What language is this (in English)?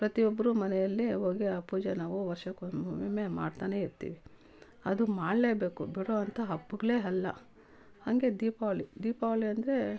Kannada